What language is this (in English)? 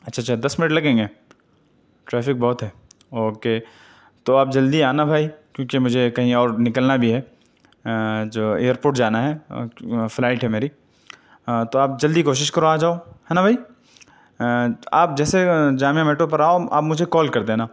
Urdu